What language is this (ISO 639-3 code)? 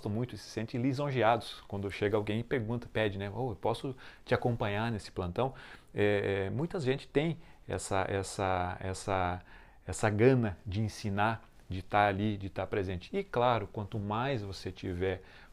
por